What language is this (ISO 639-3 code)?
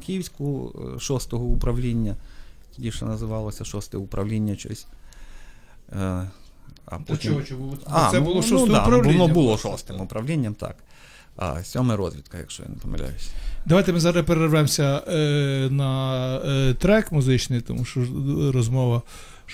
ukr